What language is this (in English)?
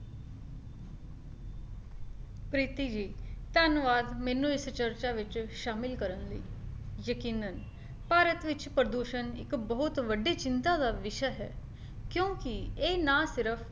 Punjabi